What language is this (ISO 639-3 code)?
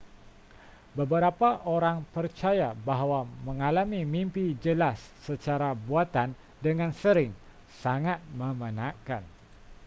msa